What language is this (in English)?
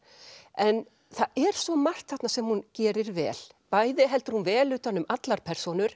Icelandic